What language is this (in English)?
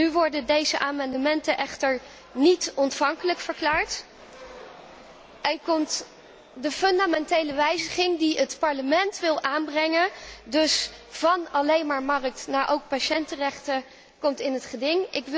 Dutch